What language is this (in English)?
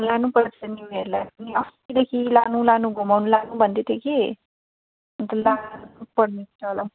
Nepali